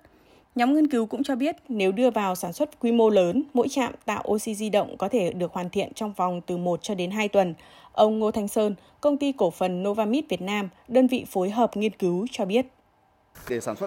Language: Vietnamese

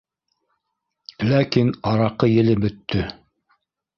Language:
Bashkir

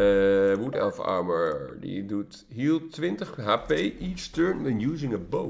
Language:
Dutch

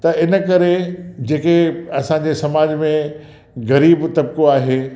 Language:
Sindhi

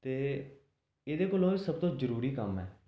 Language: Dogri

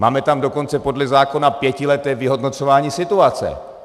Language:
Czech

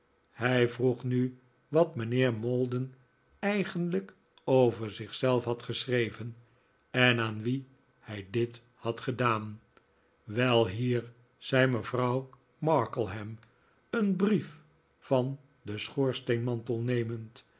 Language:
Dutch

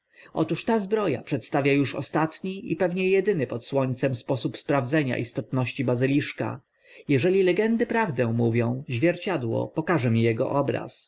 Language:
Polish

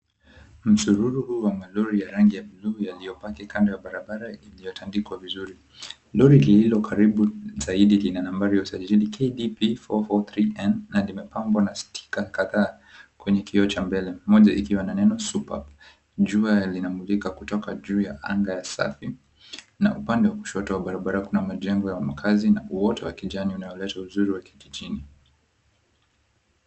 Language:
Swahili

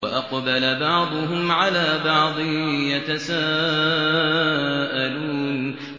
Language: Arabic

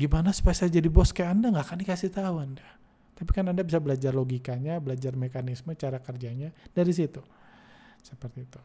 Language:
Indonesian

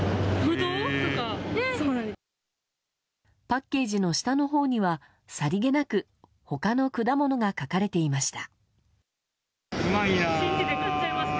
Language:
Japanese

